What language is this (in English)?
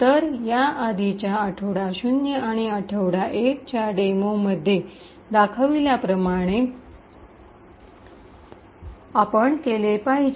Marathi